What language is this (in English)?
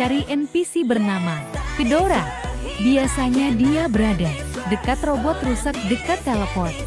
Indonesian